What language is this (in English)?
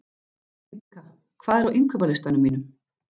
Icelandic